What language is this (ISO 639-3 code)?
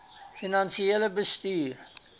afr